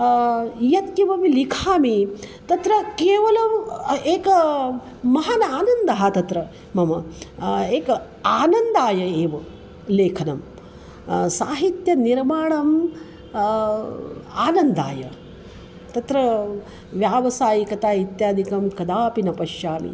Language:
Sanskrit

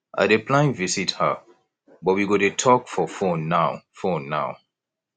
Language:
Nigerian Pidgin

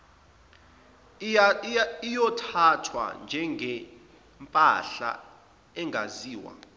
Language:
Zulu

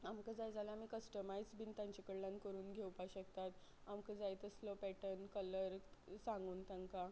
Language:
Konkani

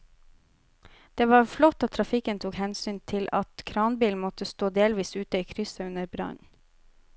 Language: Norwegian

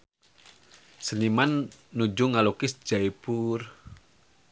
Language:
Sundanese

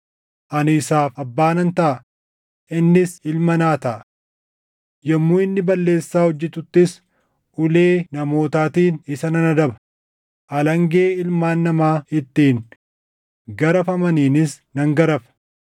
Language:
Oromo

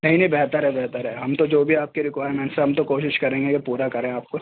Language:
Urdu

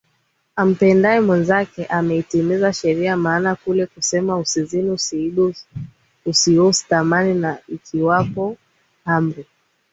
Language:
Swahili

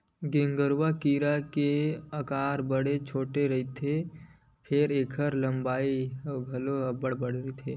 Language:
Chhattisgarhi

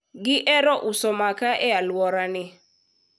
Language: Luo (Kenya and Tanzania)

